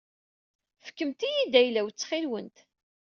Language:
Kabyle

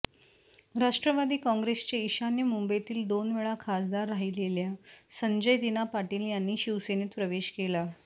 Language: Marathi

